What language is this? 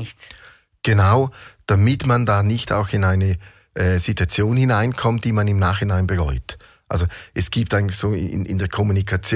German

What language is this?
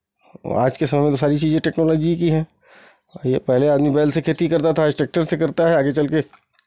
Hindi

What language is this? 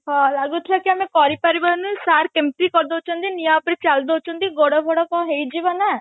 Odia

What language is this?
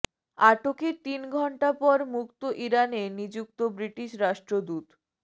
Bangla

